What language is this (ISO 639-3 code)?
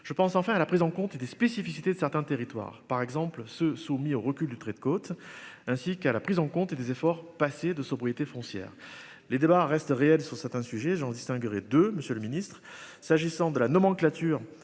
fra